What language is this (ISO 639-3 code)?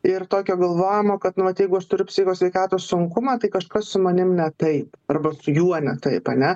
lit